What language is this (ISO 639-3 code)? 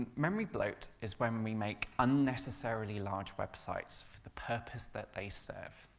eng